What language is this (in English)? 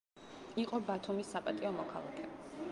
Georgian